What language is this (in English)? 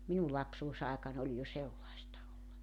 Finnish